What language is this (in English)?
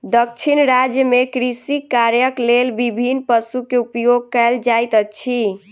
Maithili